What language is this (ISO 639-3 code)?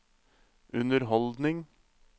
nor